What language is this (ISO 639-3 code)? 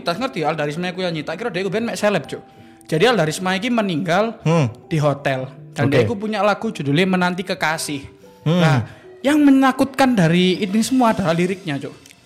ind